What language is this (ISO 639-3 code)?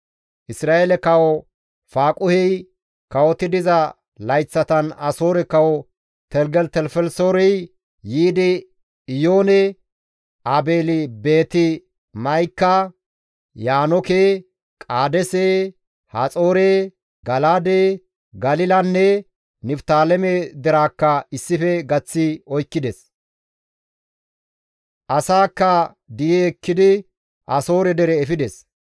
gmv